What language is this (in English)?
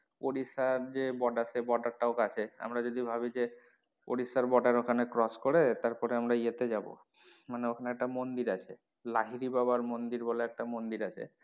Bangla